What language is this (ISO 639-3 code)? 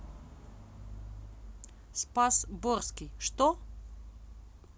rus